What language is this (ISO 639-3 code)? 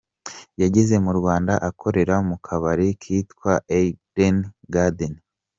kin